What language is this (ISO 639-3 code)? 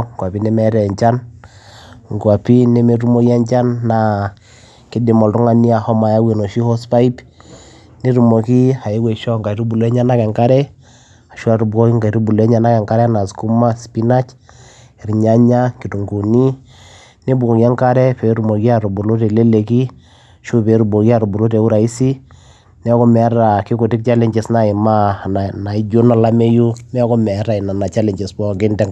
mas